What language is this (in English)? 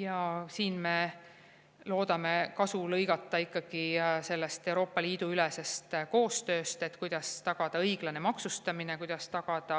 Estonian